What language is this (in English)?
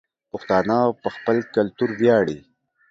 Pashto